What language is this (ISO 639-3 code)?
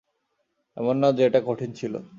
ben